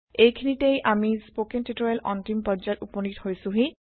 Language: Assamese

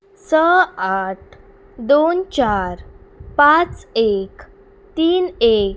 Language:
Konkani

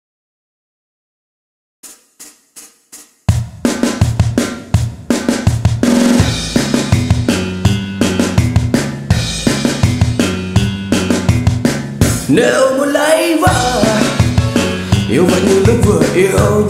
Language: Vietnamese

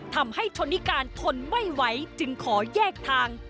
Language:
Thai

